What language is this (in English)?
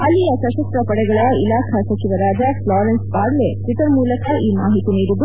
Kannada